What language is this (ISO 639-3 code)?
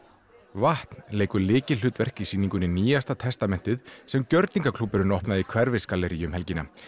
isl